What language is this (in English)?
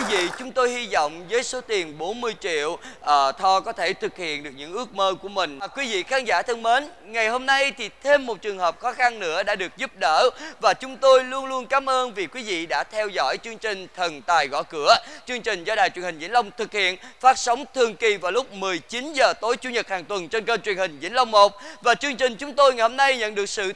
Vietnamese